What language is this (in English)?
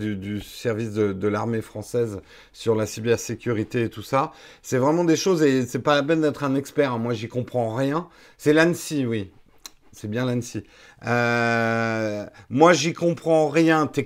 French